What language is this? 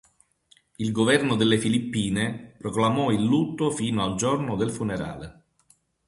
Italian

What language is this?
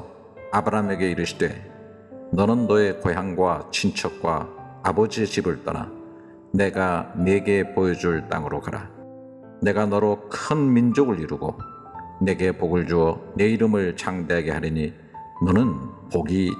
Korean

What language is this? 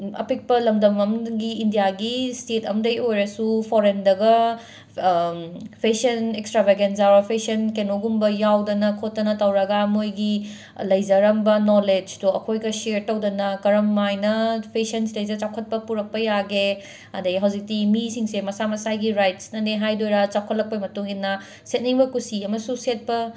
Manipuri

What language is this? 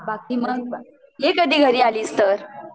Marathi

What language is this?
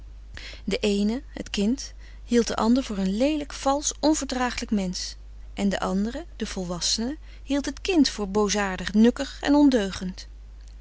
Dutch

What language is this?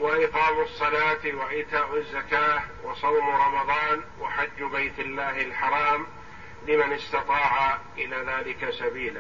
Arabic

